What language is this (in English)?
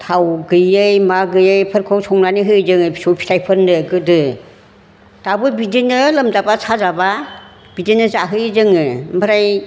Bodo